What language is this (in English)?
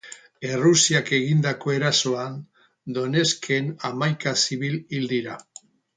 Basque